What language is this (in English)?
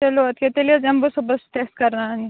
Kashmiri